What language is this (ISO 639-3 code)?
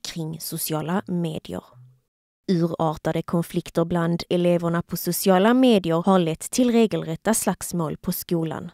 swe